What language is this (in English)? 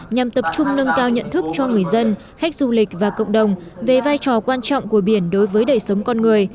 Vietnamese